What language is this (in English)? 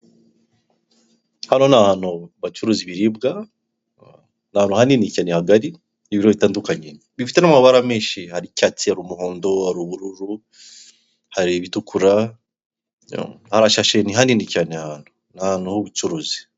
Kinyarwanda